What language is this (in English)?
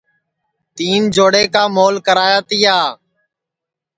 Sansi